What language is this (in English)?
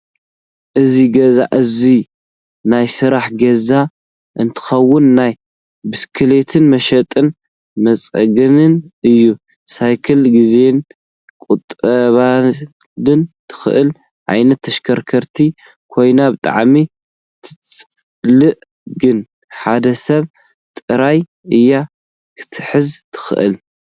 Tigrinya